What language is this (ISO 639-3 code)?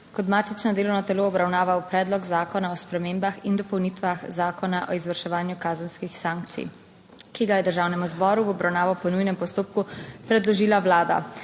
slv